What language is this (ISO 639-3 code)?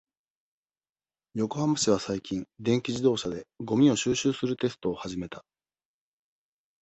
jpn